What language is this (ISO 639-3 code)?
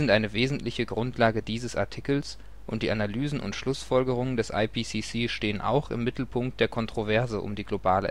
deu